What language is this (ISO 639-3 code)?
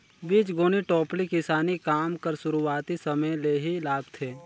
hne